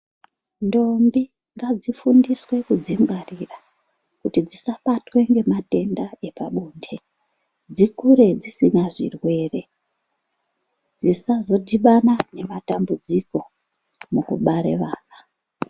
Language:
Ndau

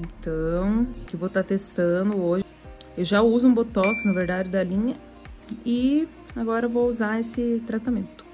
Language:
Portuguese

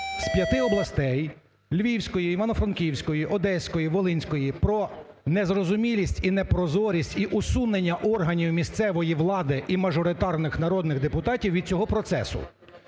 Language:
Ukrainian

